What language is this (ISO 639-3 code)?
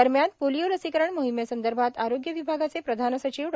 mar